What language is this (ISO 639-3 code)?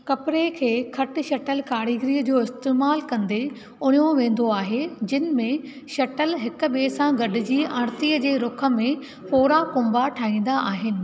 snd